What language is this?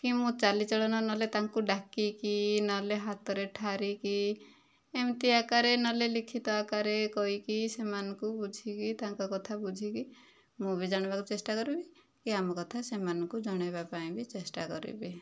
Odia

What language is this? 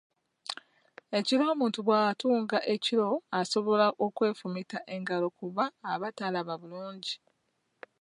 Ganda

